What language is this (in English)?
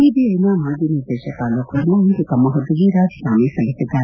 Kannada